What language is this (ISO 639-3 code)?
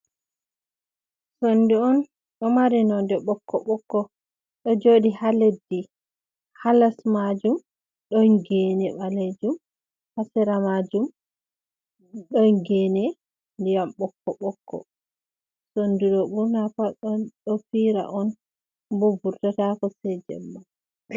ful